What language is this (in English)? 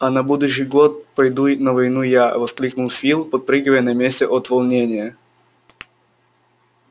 Russian